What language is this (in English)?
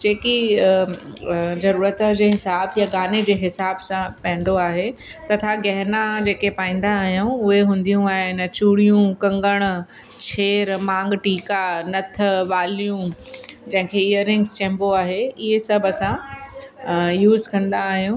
Sindhi